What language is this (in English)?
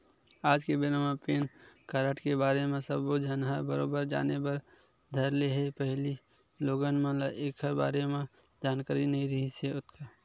Chhattisgarhi